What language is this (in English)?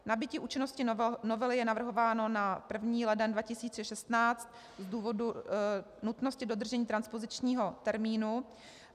Czech